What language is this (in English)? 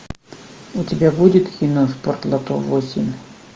Russian